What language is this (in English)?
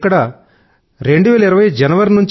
Telugu